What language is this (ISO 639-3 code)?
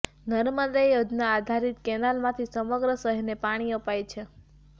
guj